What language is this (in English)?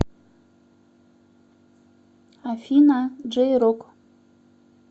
Russian